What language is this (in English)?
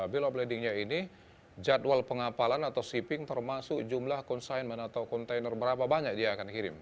Indonesian